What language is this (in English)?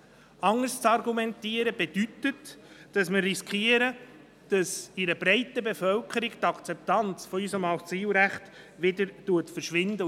Swiss German